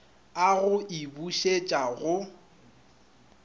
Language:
Northern Sotho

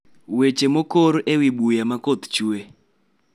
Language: Luo (Kenya and Tanzania)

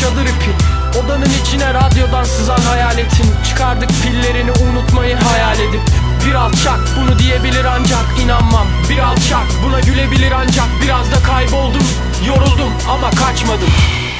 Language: Turkish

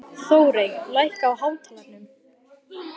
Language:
Icelandic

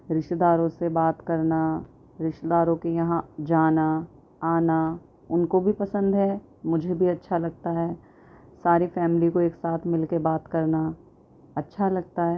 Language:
Urdu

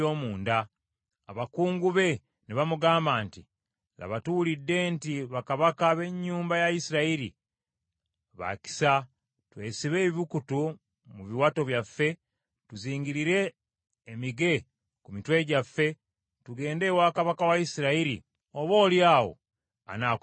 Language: Ganda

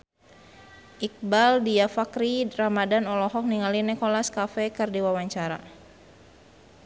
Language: Sundanese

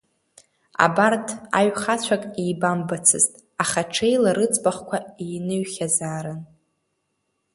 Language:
Abkhazian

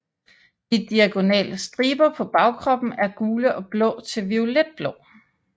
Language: Danish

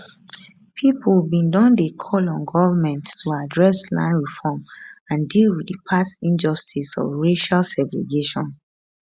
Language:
Nigerian Pidgin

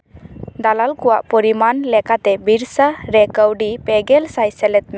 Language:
Santali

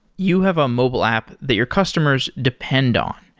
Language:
English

